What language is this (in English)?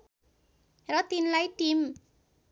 Nepali